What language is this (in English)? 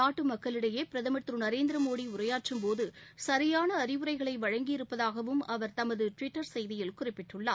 Tamil